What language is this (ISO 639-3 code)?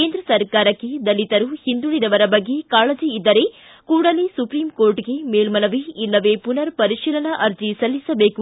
kan